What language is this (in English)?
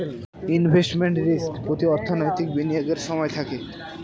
Bangla